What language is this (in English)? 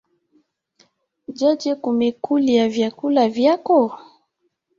Swahili